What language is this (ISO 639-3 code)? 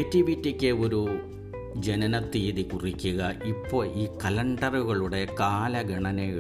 mal